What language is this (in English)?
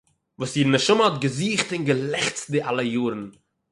Yiddish